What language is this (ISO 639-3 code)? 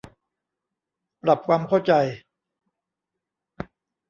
tha